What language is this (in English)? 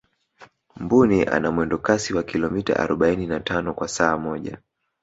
Swahili